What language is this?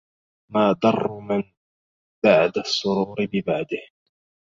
Arabic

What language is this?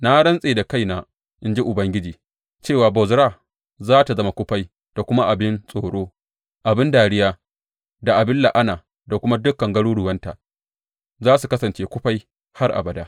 Hausa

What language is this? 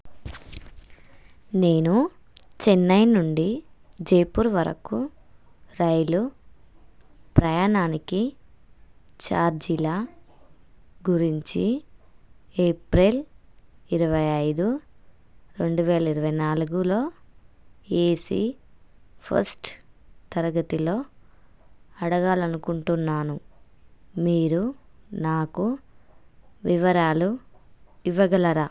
Telugu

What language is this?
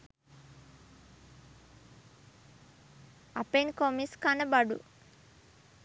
Sinhala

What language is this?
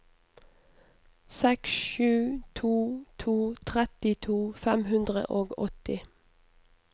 Norwegian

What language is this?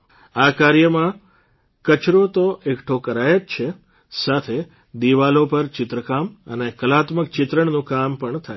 Gujarati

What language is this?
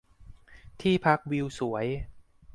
Thai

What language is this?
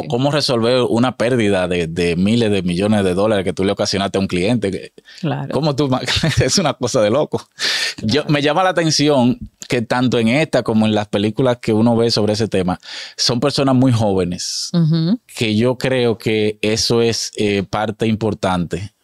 Spanish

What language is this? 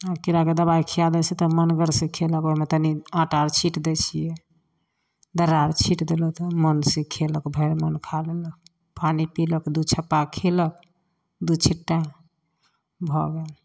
Maithili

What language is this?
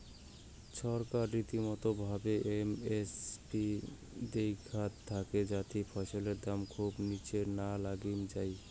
Bangla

